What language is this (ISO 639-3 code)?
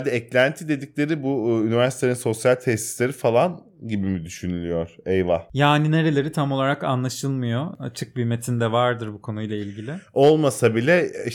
tur